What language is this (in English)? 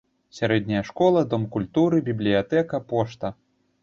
Belarusian